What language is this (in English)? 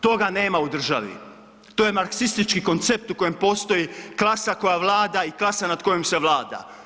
Croatian